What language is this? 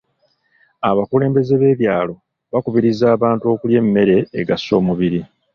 Ganda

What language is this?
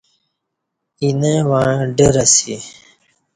Kati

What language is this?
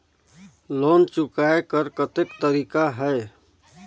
Chhattisgarhi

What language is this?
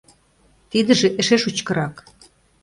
Mari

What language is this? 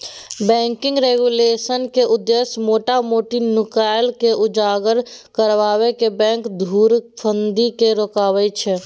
Maithili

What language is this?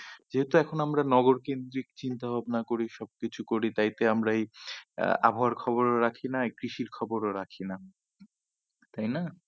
Bangla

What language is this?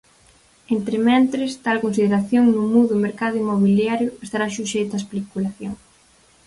Galician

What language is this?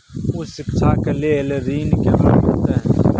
Maithili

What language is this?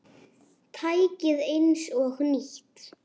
Icelandic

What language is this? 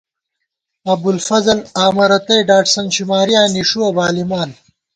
Gawar-Bati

